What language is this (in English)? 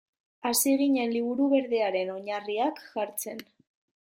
Basque